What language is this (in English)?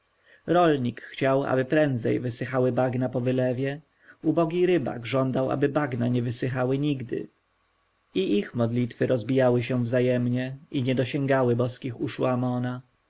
Polish